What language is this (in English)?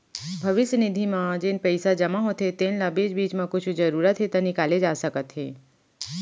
Chhattisgarhi